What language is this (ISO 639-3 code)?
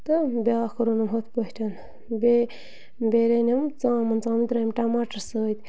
kas